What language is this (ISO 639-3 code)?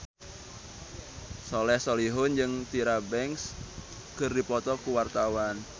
sun